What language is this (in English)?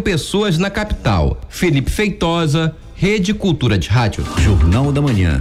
Portuguese